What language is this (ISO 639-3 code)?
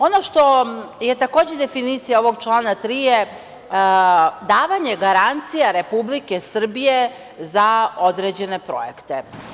srp